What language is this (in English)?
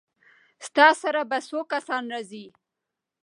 Pashto